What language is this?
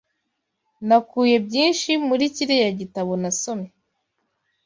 Kinyarwanda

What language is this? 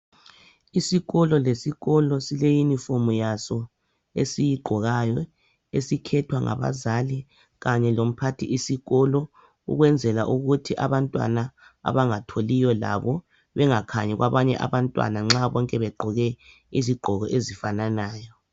North Ndebele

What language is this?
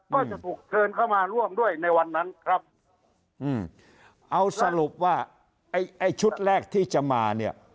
Thai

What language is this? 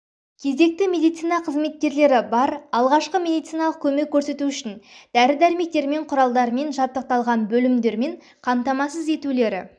Kazakh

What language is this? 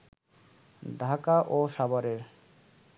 Bangla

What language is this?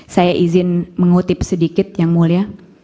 Indonesian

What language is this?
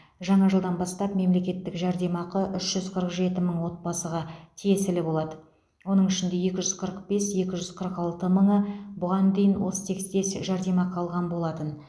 Kazakh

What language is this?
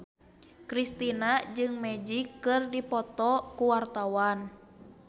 Sundanese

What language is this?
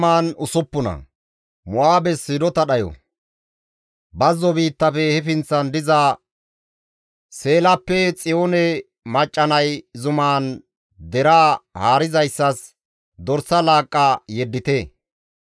Gamo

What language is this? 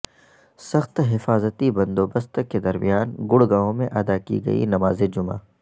Urdu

